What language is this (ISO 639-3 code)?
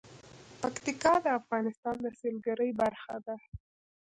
pus